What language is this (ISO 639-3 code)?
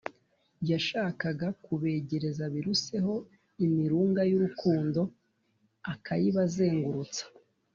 kin